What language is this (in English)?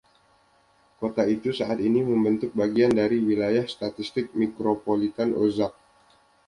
Indonesian